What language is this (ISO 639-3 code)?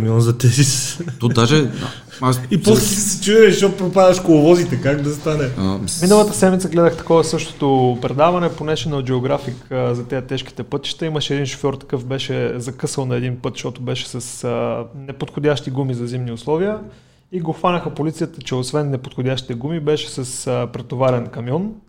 bul